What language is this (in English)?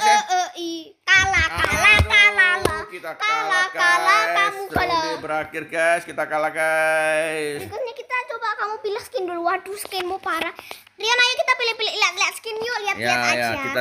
Indonesian